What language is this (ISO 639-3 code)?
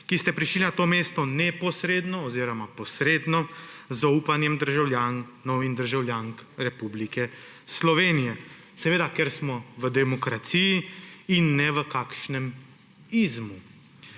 slv